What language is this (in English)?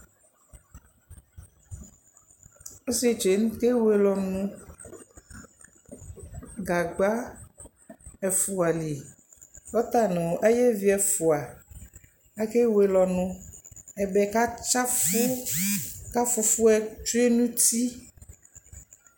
Ikposo